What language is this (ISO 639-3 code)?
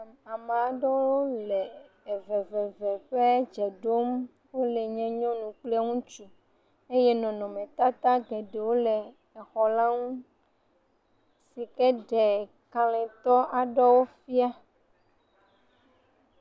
ewe